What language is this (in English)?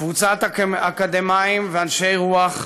Hebrew